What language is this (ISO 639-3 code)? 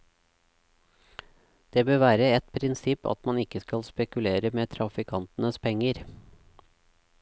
nor